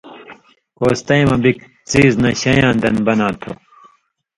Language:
Indus Kohistani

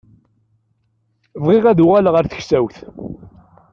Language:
Kabyle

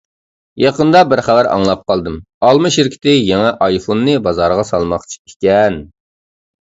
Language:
Uyghur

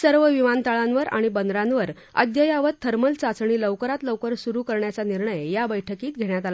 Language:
Marathi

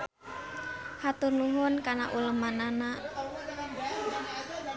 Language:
Sundanese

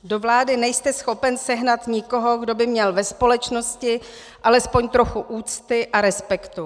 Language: Czech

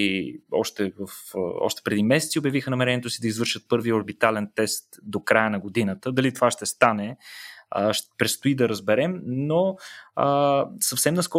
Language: Bulgarian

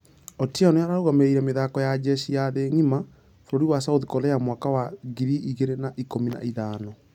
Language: Kikuyu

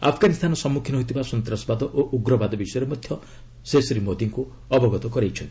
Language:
Odia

